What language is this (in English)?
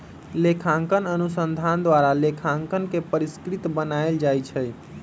Magahi